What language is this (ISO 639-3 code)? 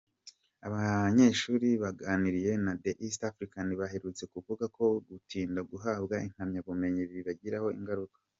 kin